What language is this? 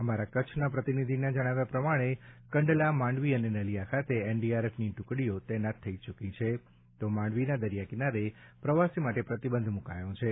Gujarati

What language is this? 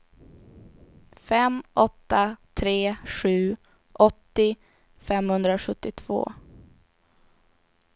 Swedish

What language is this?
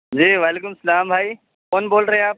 Urdu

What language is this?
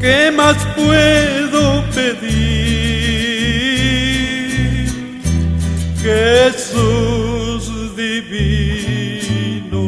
Spanish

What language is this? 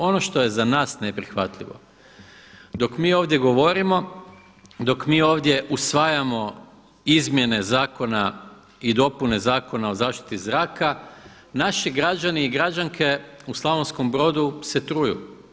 Croatian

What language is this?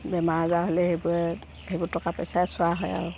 Assamese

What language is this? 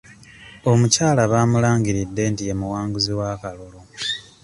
Ganda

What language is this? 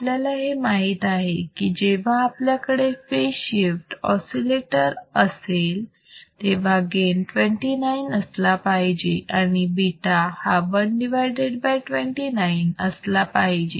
Marathi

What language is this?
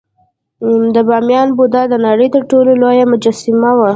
Pashto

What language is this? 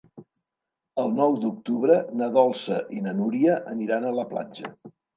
Catalan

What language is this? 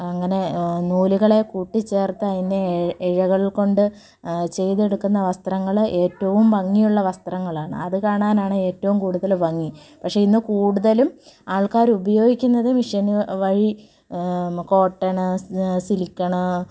Malayalam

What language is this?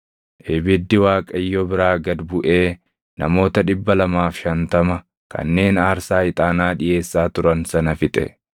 Oromo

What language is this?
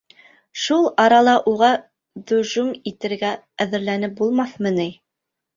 Bashkir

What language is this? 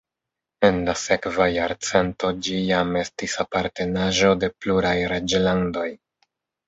Esperanto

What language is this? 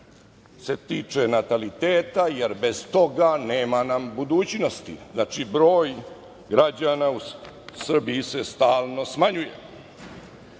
Serbian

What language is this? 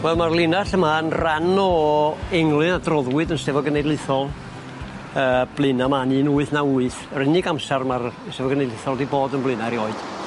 Welsh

